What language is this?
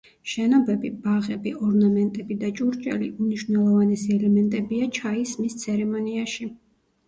Georgian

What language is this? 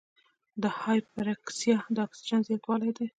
Pashto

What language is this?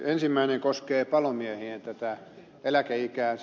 Finnish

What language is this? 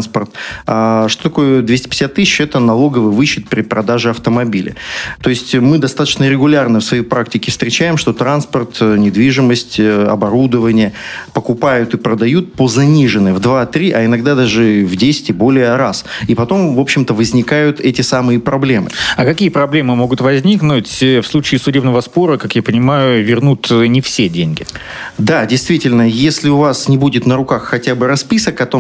Russian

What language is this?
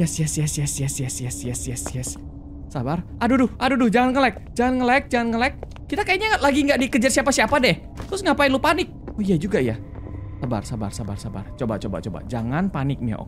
Indonesian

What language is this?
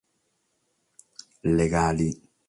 Sardinian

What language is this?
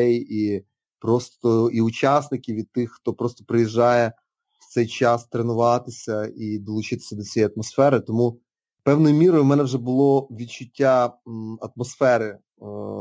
Ukrainian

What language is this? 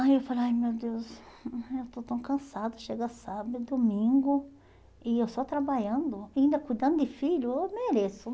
Portuguese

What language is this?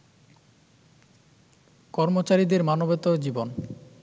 Bangla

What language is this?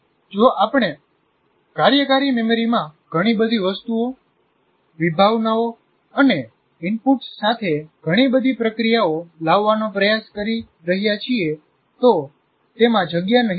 Gujarati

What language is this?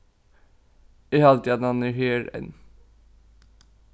Faroese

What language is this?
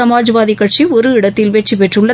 Tamil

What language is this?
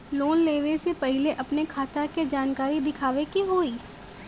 Bhojpuri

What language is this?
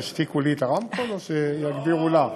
Hebrew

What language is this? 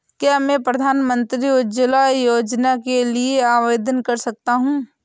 Hindi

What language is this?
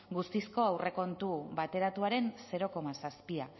Basque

